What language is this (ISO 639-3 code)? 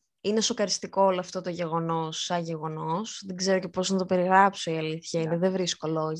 ell